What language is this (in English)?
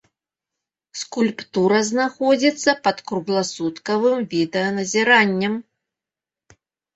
Belarusian